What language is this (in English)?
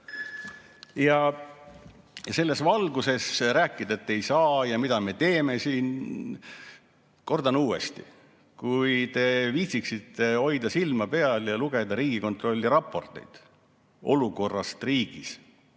Estonian